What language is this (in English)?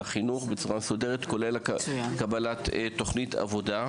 Hebrew